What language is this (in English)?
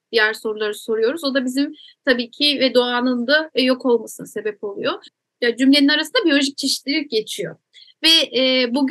Turkish